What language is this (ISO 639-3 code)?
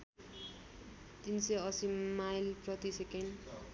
nep